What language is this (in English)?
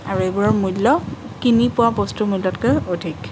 Assamese